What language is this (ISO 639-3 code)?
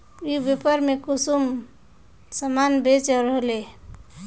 mag